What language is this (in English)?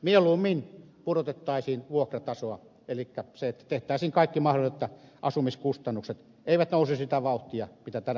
Finnish